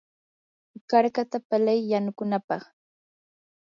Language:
Yanahuanca Pasco Quechua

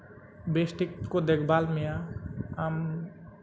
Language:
Santali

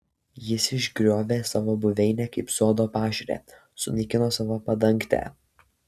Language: Lithuanian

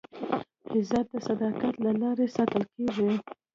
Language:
Pashto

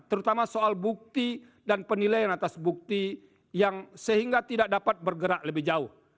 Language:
Indonesian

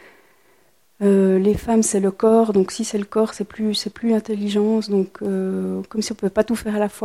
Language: French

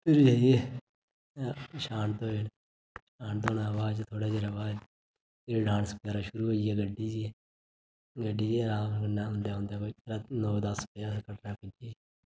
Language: Dogri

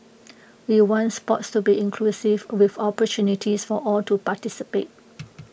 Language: English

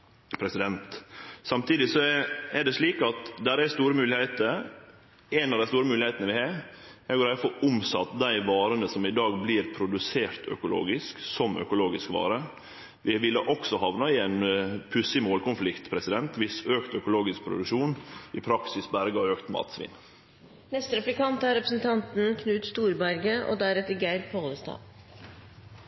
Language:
Norwegian Nynorsk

